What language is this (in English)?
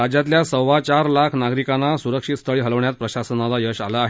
Marathi